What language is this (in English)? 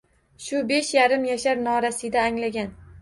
Uzbek